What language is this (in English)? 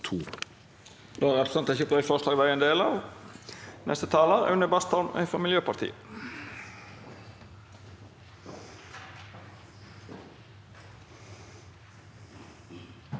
Norwegian